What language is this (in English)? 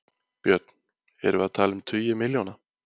Icelandic